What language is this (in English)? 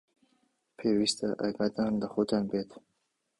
Central Kurdish